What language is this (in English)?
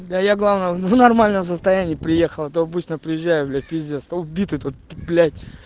Russian